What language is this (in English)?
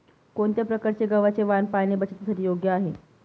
Marathi